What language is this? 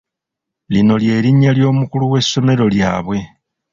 Ganda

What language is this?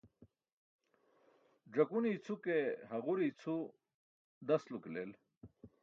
Burushaski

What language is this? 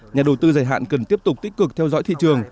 Vietnamese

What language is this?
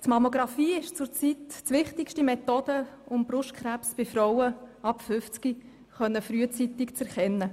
Swiss German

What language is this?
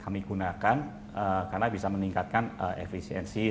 Indonesian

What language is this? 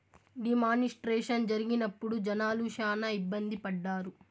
Telugu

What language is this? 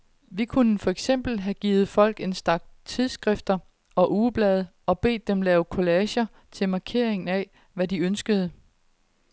Danish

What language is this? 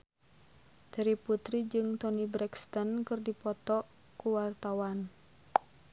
Sundanese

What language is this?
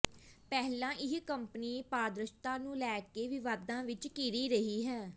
Punjabi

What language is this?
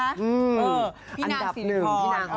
Thai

